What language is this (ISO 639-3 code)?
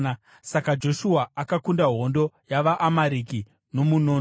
sna